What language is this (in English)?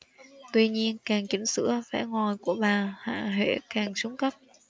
Vietnamese